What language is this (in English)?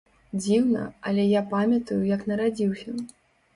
Belarusian